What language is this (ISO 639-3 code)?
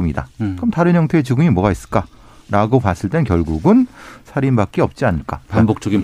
kor